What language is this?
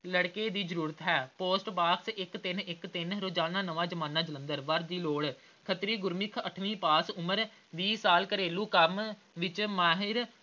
Punjabi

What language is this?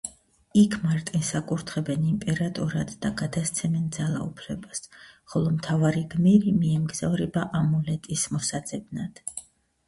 Georgian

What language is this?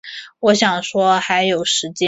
Chinese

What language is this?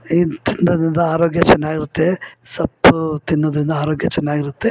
Kannada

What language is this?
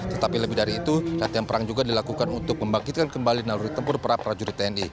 Indonesian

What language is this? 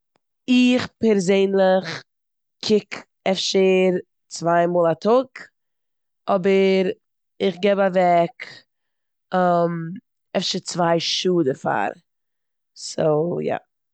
Yiddish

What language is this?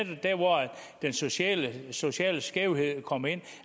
Danish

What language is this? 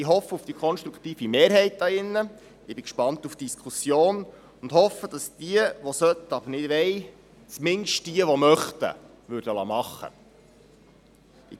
Swiss German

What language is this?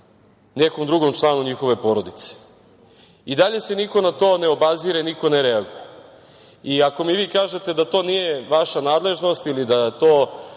Serbian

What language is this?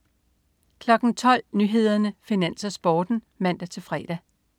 Danish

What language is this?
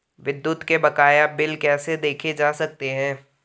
Hindi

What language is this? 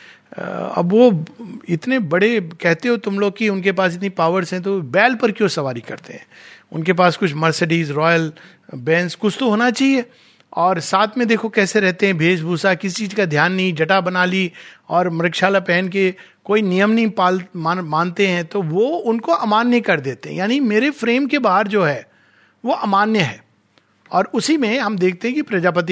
Hindi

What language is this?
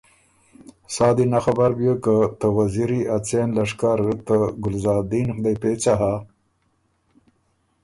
Ormuri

